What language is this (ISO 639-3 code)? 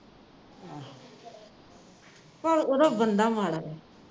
pan